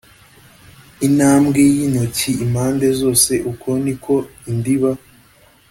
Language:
Kinyarwanda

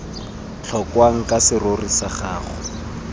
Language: Tswana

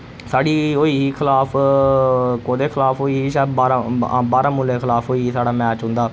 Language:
Dogri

